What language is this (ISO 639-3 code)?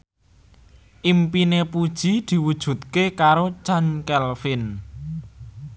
jav